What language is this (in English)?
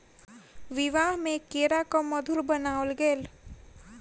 Maithili